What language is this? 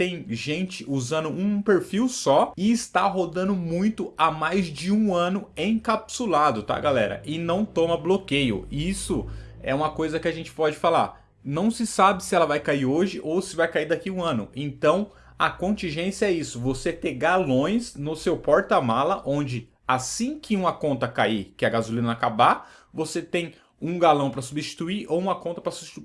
Portuguese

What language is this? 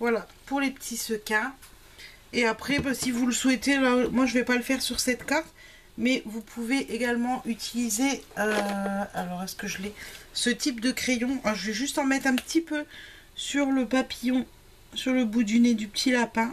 French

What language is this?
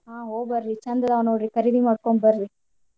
Kannada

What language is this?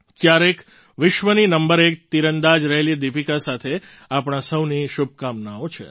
Gujarati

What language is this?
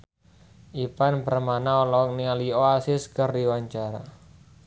Sundanese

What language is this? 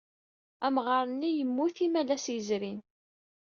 Kabyle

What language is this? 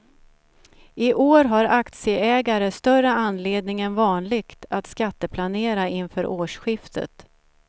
Swedish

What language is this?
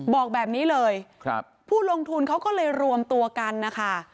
Thai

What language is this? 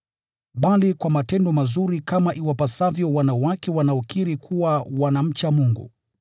Swahili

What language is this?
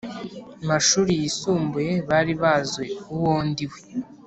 Kinyarwanda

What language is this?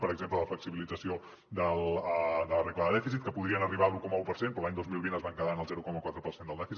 Catalan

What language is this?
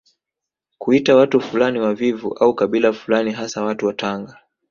Swahili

